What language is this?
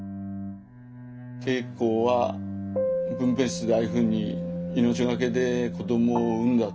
Japanese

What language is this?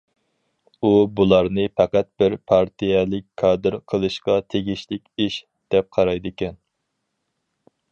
Uyghur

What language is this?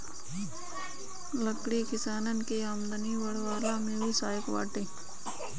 Bhojpuri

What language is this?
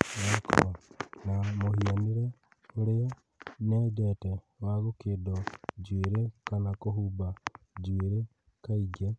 Kikuyu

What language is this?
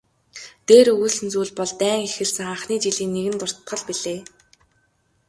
Mongolian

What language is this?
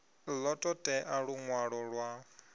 Venda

